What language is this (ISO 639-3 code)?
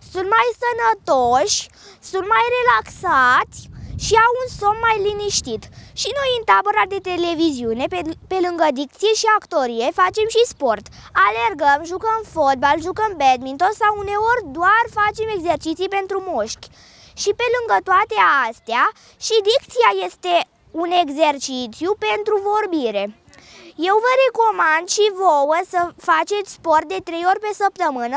ron